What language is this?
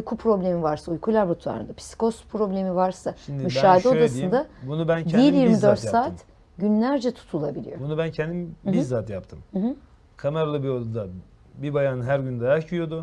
Turkish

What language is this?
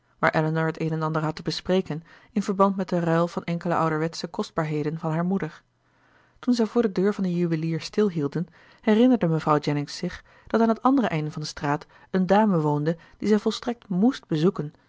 Dutch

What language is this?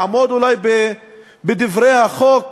Hebrew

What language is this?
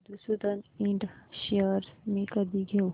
Marathi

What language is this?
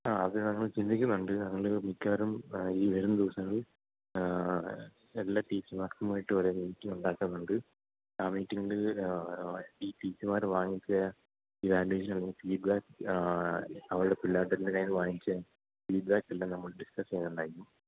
Malayalam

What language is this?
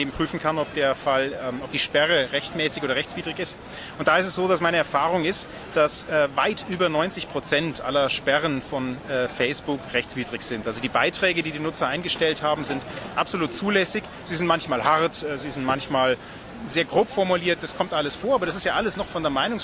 German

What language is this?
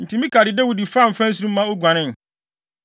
Akan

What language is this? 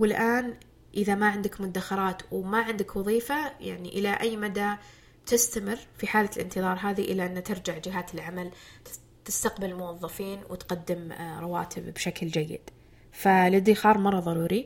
Arabic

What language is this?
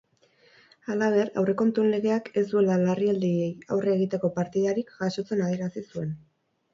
Basque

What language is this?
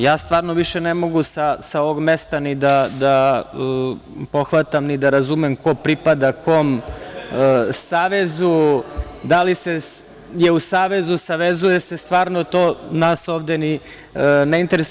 Serbian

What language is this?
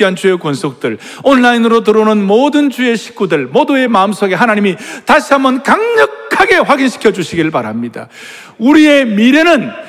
Korean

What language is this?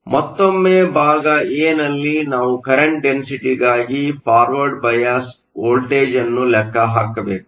Kannada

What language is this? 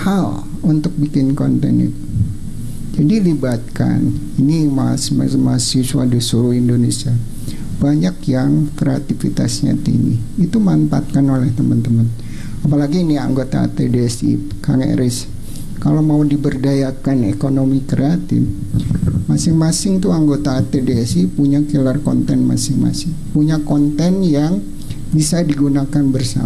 Indonesian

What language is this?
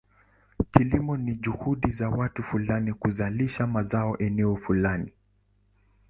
Swahili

